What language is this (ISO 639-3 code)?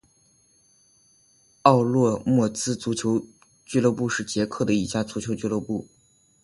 zho